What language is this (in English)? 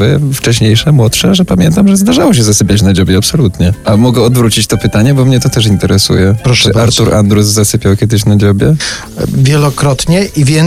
Polish